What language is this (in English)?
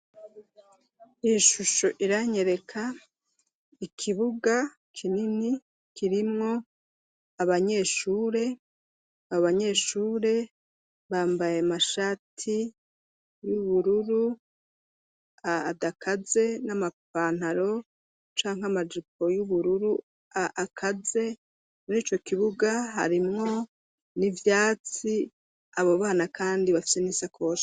Rundi